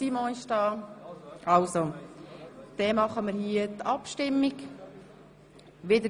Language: Swiss German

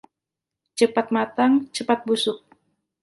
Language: Indonesian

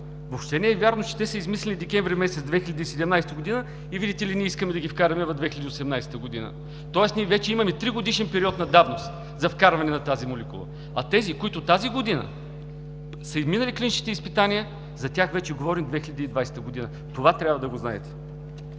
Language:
Bulgarian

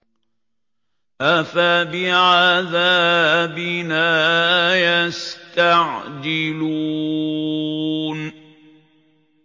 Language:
Arabic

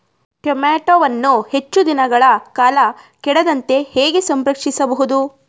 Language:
Kannada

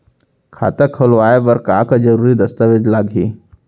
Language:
Chhattisgarhi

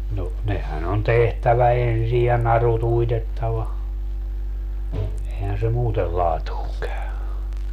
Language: Finnish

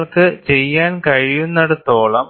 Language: Malayalam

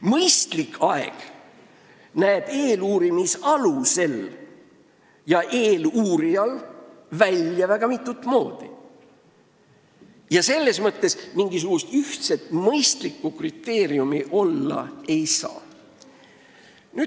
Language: Estonian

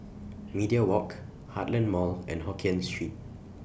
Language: English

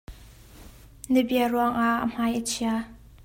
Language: Hakha Chin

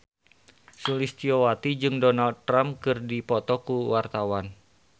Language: Sundanese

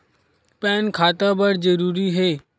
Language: Chhattisgarhi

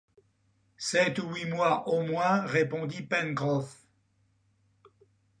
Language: French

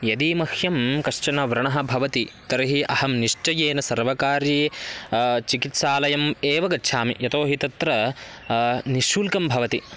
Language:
Sanskrit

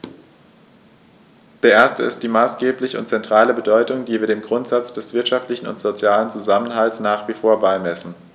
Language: German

